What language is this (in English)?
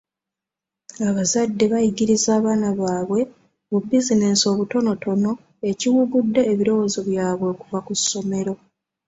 Ganda